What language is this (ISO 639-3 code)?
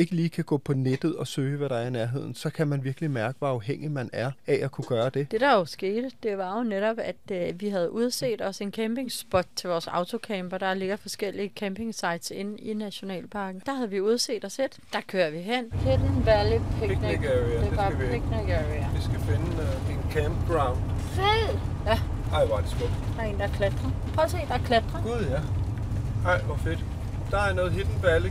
dan